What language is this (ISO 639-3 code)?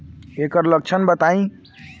bho